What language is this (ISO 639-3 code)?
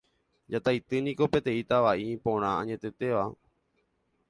grn